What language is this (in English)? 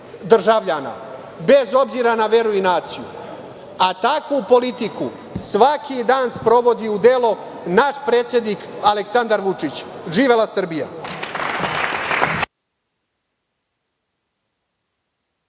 Serbian